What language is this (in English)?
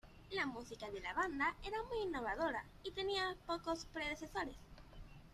Spanish